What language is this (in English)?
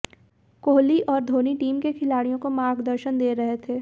Hindi